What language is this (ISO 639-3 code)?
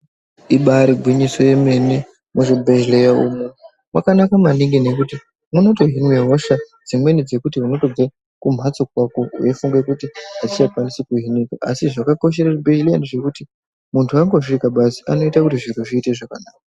ndc